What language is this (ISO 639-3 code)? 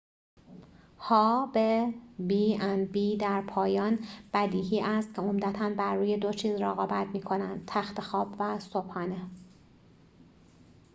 fas